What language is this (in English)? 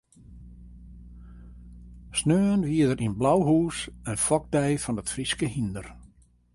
Western Frisian